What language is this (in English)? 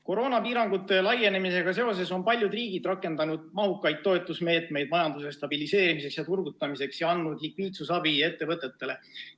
Estonian